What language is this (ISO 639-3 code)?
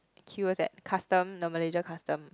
eng